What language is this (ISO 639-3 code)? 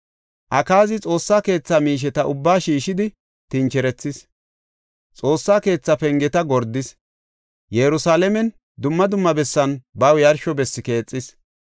gof